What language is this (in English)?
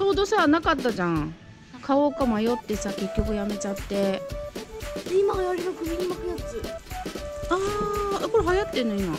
Japanese